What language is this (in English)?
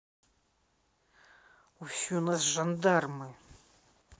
Russian